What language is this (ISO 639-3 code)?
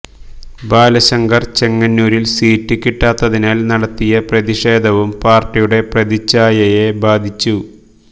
mal